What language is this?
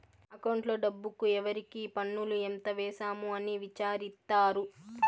Telugu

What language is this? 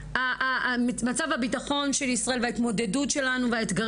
Hebrew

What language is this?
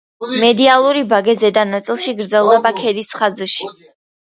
Georgian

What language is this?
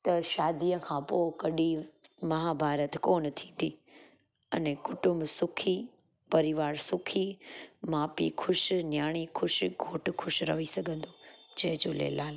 Sindhi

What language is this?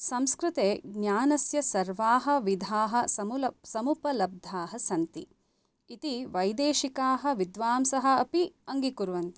Sanskrit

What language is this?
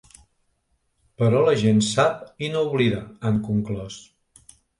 Catalan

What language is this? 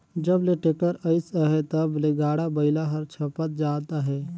Chhattisgarhi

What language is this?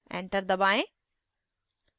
Hindi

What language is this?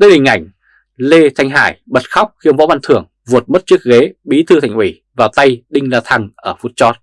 Vietnamese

